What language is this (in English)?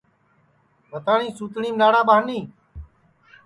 Sansi